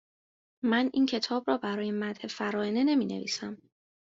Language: Persian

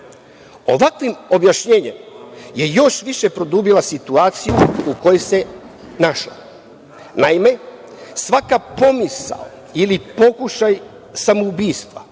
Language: Serbian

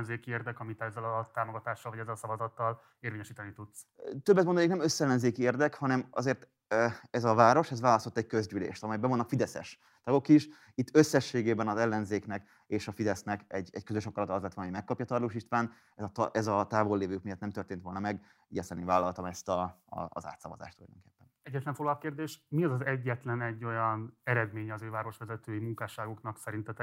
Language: Hungarian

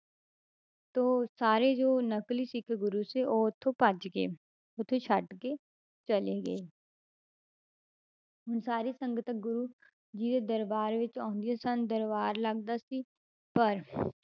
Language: Punjabi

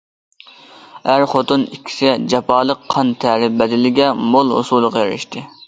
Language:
Uyghur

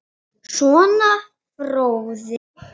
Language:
Icelandic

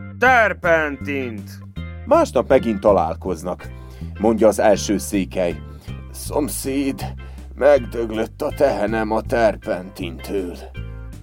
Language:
Hungarian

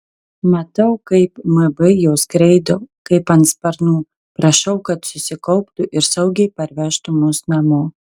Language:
Lithuanian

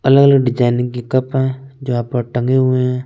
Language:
Hindi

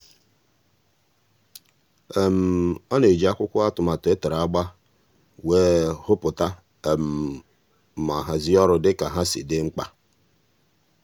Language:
Igbo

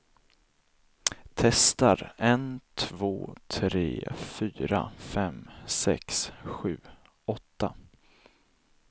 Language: Swedish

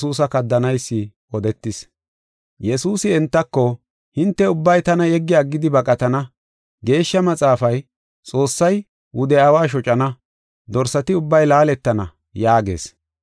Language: Gofa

